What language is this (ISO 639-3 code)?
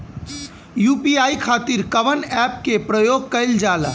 bho